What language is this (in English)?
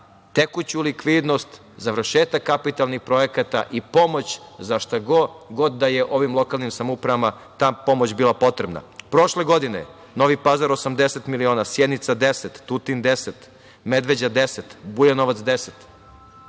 Serbian